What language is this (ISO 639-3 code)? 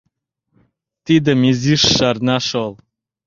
chm